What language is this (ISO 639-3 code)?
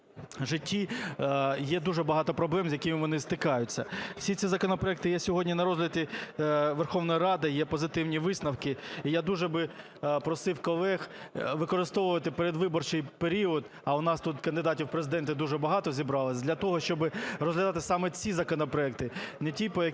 ukr